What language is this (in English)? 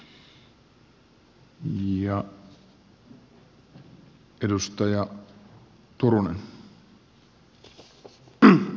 Finnish